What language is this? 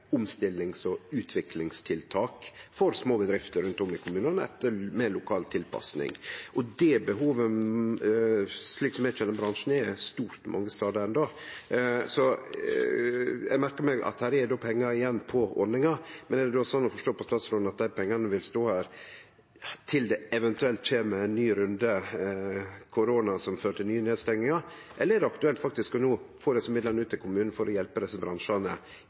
Norwegian Nynorsk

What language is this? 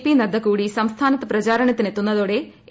Malayalam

